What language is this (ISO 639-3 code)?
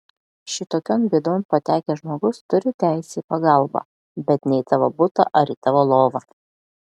lit